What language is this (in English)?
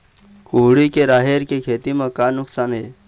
Chhattisgarhi